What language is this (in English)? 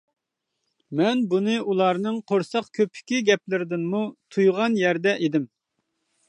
Uyghur